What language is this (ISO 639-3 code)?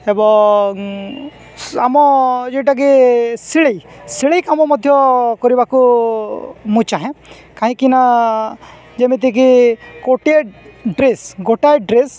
ori